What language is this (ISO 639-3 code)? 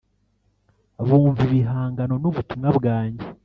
kin